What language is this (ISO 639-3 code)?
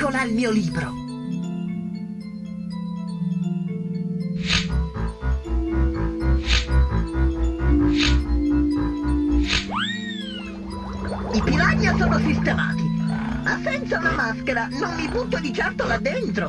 ita